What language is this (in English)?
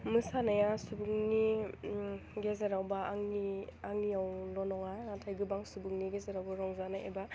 Bodo